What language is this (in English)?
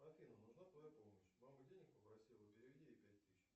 Russian